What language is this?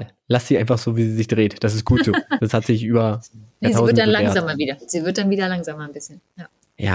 German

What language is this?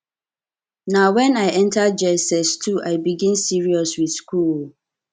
Nigerian Pidgin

